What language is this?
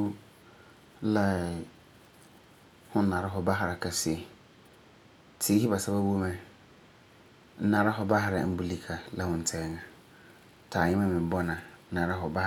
Frafra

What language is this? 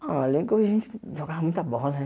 Portuguese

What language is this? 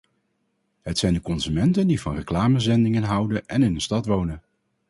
Dutch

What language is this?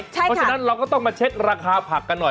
Thai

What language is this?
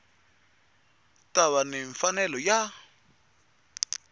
Tsonga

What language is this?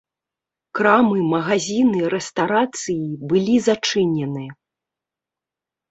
Belarusian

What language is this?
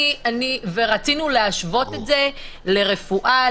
Hebrew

